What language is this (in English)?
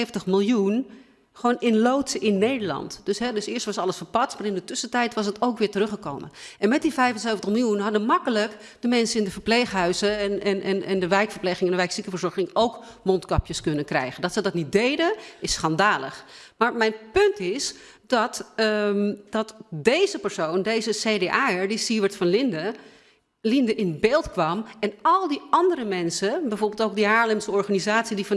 Dutch